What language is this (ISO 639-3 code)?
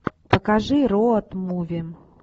rus